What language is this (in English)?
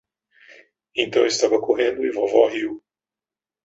Portuguese